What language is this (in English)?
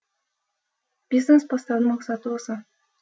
Kazakh